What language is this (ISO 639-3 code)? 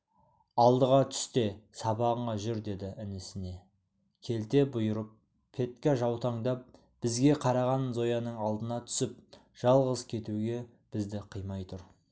kaz